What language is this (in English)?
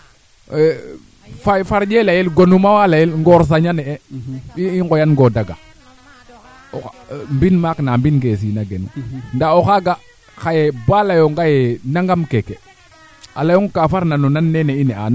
Serer